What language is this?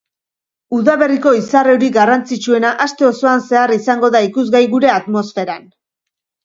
Basque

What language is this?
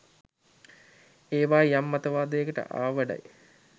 Sinhala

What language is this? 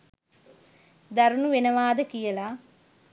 Sinhala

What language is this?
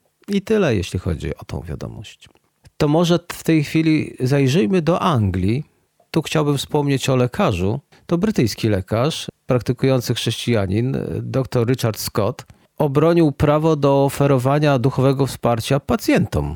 Polish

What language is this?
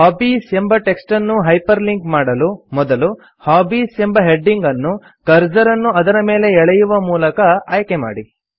Kannada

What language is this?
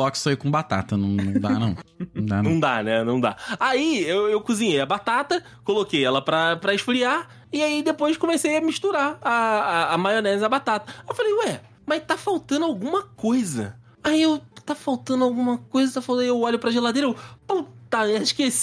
Portuguese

